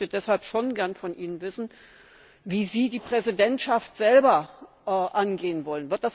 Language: German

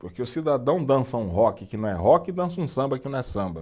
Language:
Portuguese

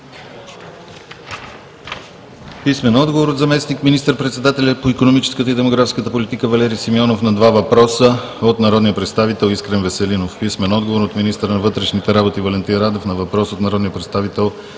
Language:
Bulgarian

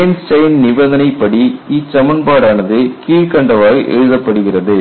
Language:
Tamil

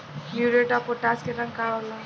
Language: Bhojpuri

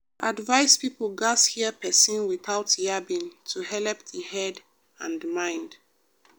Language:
Nigerian Pidgin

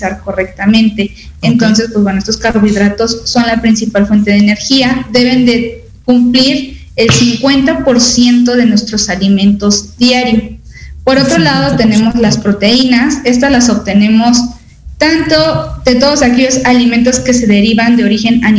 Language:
Spanish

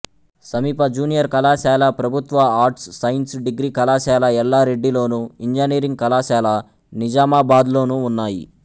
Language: Telugu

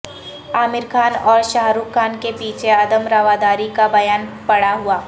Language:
Urdu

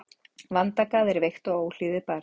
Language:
Icelandic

